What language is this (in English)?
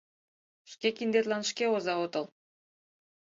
Mari